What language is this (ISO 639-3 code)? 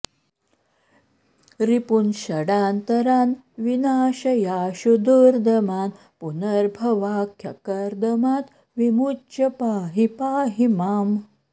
san